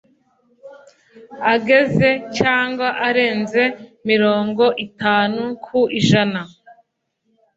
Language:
Kinyarwanda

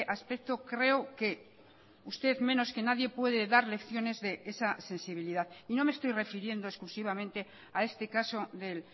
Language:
Spanish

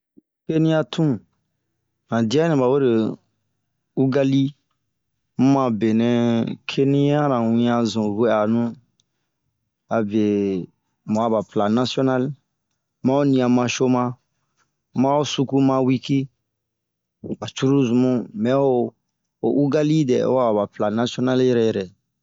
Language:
Bomu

